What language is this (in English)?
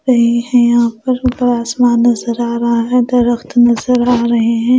Hindi